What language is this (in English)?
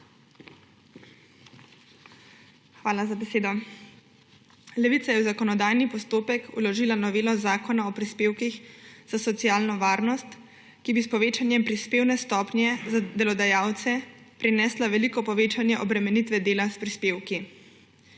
Slovenian